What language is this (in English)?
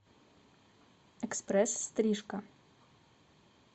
Russian